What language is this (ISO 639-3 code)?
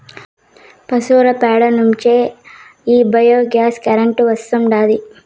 tel